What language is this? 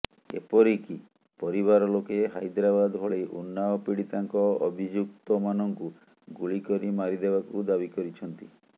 Odia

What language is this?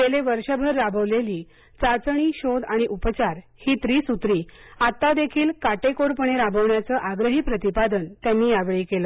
Marathi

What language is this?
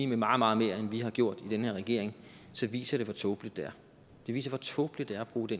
Danish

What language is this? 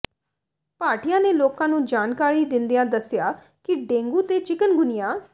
Punjabi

